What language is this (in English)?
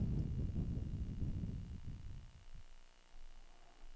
Danish